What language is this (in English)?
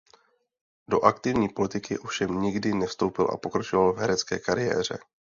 Czech